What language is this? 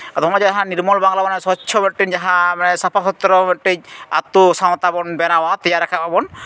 Santali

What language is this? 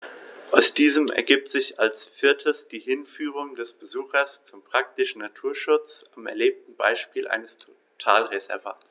German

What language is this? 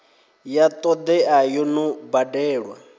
Venda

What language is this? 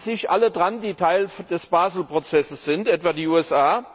German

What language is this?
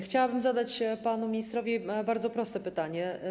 Polish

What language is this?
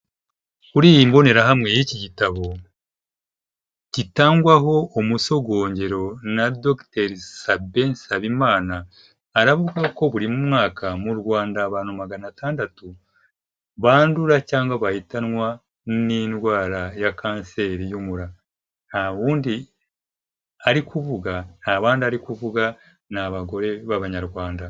Kinyarwanda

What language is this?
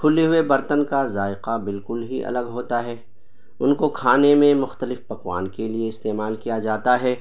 Urdu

